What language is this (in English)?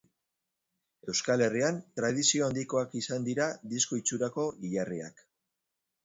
Basque